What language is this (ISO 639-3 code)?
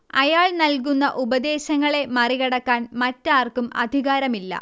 mal